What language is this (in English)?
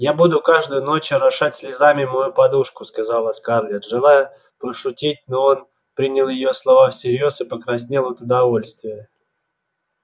Russian